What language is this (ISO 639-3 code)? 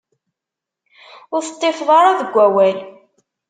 kab